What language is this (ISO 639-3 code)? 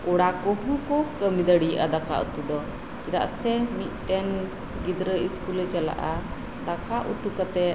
sat